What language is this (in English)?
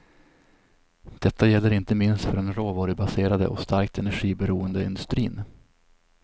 Swedish